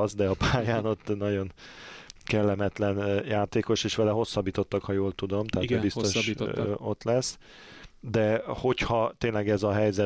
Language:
Hungarian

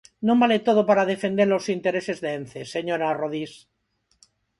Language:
Galician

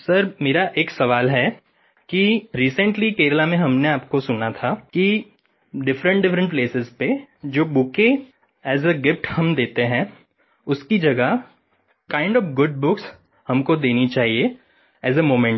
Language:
Hindi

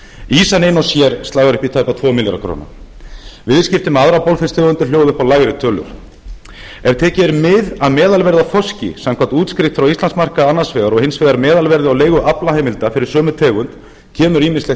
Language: Icelandic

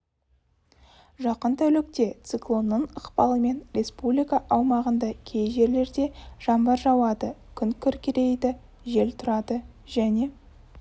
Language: Kazakh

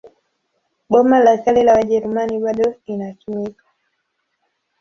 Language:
Swahili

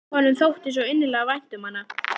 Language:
Icelandic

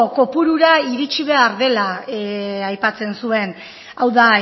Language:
Basque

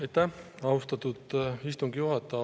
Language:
Estonian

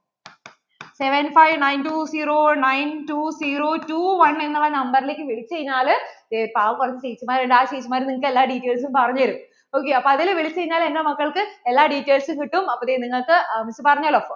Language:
Malayalam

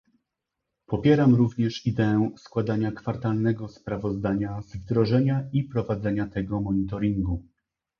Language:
Polish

